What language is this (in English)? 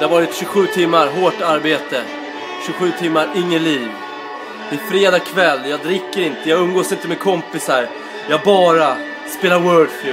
Swedish